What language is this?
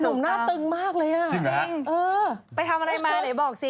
Thai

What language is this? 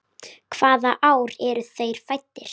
Icelandic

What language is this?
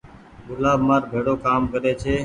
Goaria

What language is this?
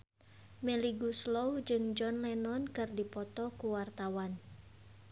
Sundanese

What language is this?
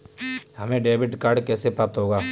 Hindi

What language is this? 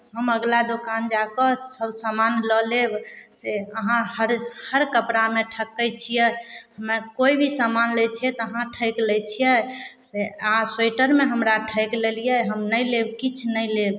Maithili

